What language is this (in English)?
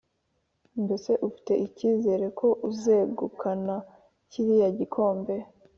Kinyarwanda